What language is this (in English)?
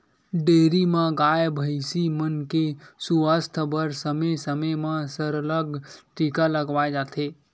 Chhattisgarhi